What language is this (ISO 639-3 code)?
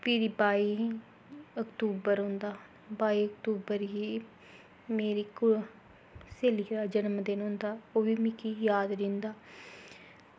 doi